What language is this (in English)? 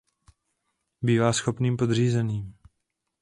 Czech